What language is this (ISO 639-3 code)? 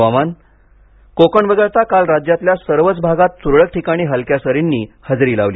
mar